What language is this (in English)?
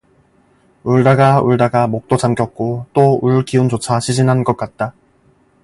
Korean